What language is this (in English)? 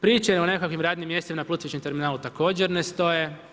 Croatian